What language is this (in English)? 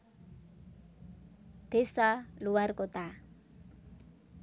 Javanese